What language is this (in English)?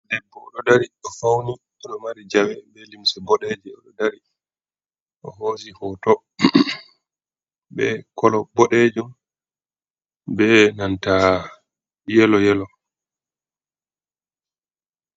Fula